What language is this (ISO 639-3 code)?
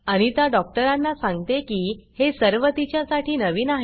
mar